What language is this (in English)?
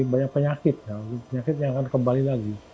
Indonesian